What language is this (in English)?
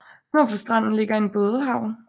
Danish